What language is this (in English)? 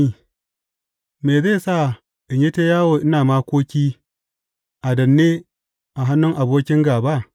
Hausa